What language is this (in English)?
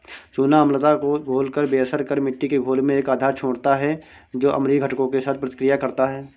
Hindi